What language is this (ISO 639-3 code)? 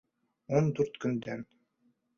bak